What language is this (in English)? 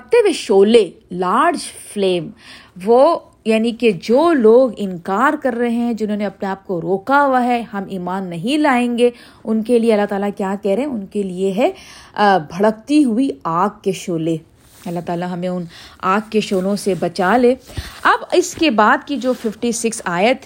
Urdu